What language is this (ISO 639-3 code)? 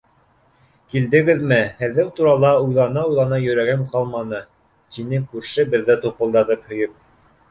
bak